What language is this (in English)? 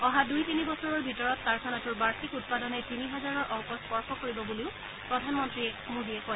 Assamese